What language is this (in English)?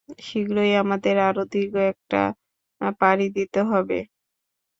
Bangla